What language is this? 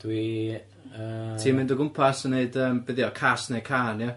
Welsh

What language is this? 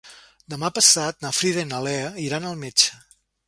Catalan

